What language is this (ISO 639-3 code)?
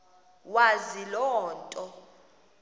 xho